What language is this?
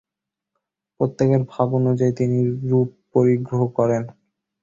Bangla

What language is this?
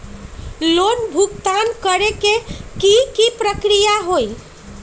Magahi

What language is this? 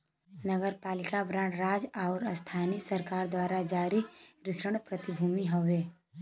Bhojpuri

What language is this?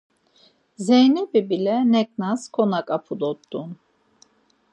Laz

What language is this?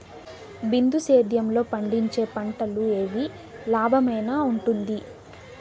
Telugu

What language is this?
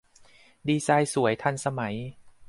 Thai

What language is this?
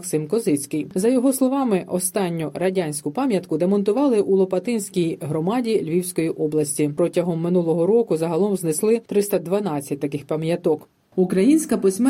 Ukrainian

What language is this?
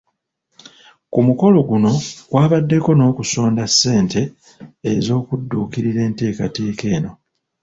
Ganda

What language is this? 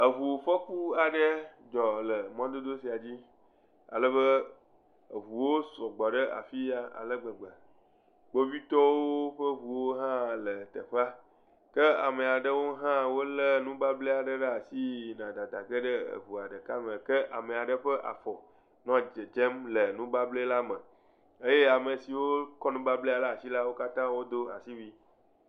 Ewe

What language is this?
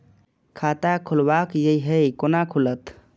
Maithili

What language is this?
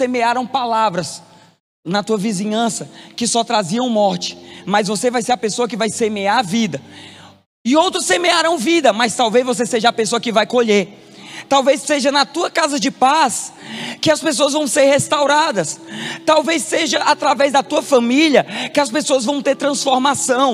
Portuguese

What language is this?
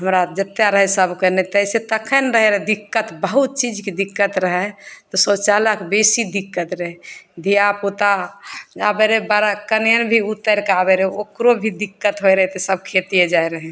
Maithili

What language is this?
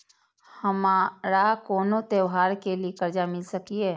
Maithili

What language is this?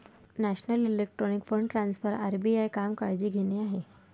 Marathi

